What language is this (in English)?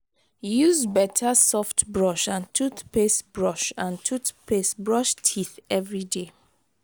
Nigerian Pidgin